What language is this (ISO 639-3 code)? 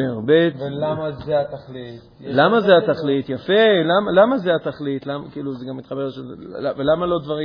heb